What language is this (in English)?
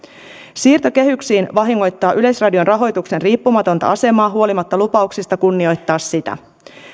Finnish